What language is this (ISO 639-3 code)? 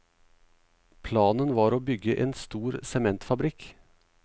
nor